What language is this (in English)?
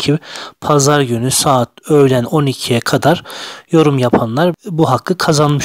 Turkish